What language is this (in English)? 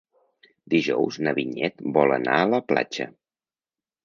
Catalan